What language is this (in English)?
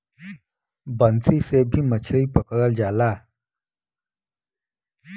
Bhojpuri